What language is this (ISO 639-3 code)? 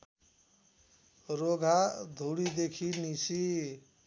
nep